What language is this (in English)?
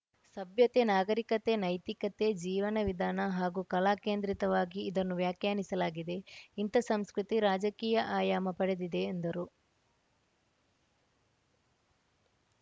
Kannada